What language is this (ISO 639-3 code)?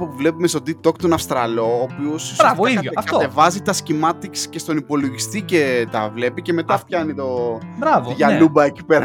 ell